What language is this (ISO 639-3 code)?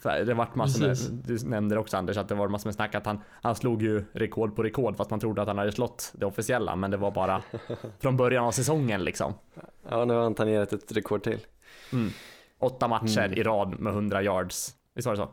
swe